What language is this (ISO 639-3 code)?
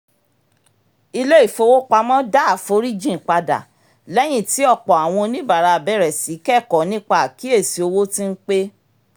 yor